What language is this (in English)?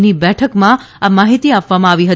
Gujarati